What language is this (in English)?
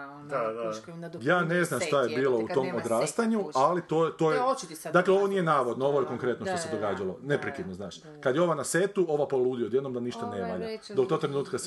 Croatian